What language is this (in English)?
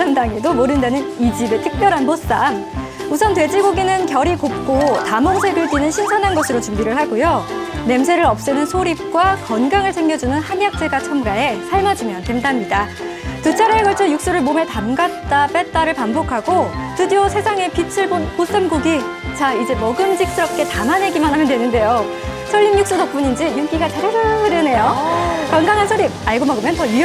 Korean